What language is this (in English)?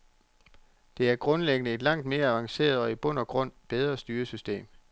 Danish